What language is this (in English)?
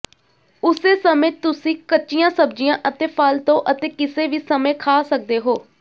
Punjabi